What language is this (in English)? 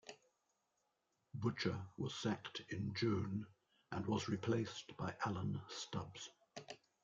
English